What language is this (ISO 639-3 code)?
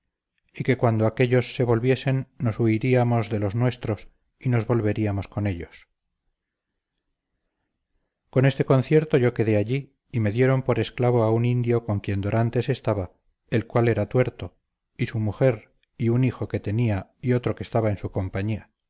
spa